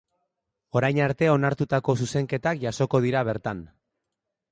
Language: Basque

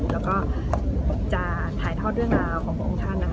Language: Thai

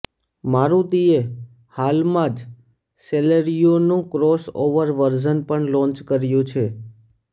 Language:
Gujarati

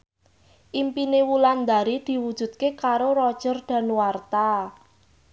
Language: Javanese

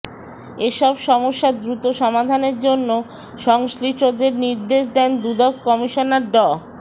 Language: Bangla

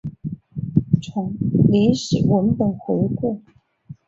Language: Chinese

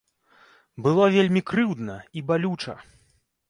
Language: Belarusian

